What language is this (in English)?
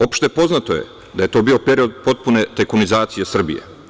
Serbian